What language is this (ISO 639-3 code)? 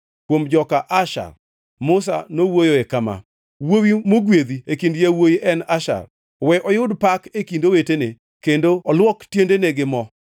luo